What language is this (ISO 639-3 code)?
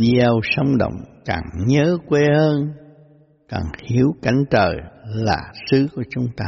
vie